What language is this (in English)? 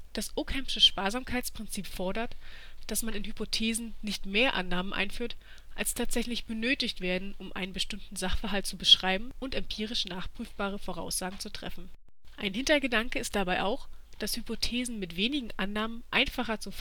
German